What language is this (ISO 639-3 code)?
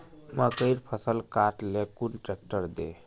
mag